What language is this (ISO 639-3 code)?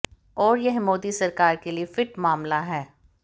hin